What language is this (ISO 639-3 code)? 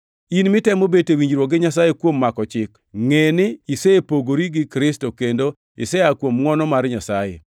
luo